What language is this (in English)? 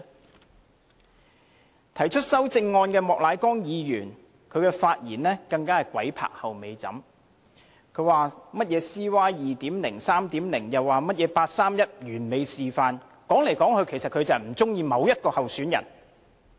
Cantonese